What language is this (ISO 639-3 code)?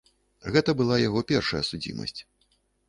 bel